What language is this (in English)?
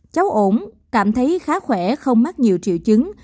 Vietnamese